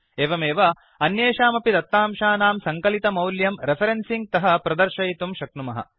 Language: Sanskrit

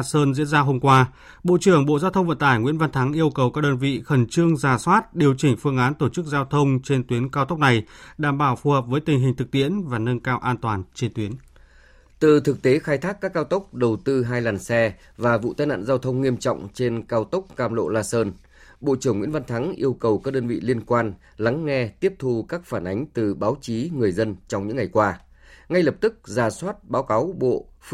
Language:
Vietnamese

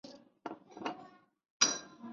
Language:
Chinese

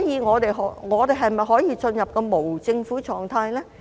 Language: Cantonese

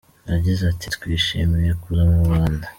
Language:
Kinyarwanda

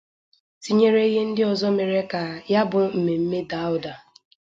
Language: Igbo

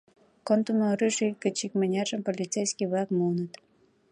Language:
Mari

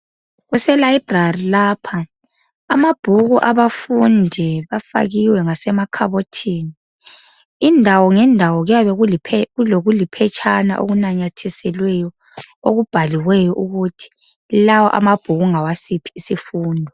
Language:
North Ndebele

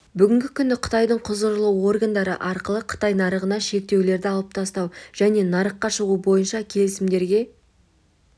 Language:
Kazakh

